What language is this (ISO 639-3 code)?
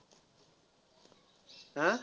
mar